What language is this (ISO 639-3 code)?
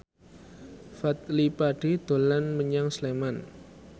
jav